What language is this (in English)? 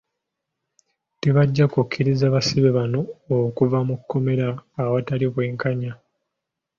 Ganda